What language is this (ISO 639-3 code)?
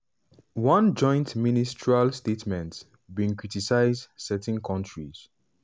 pcm